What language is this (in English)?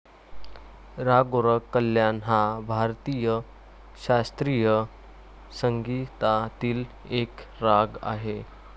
Marathi